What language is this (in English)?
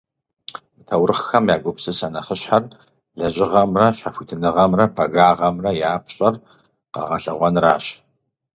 Kabardian